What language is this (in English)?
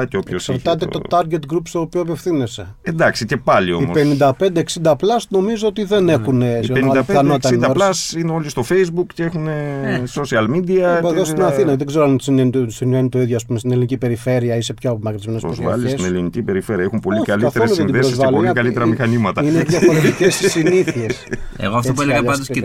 Greek